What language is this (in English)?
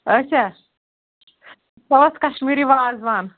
Kashmiri